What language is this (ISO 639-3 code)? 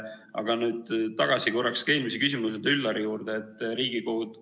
est